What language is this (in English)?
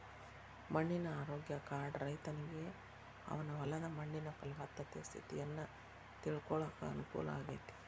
Kannada